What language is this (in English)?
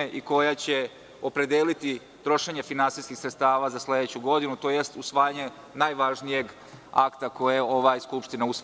Serbian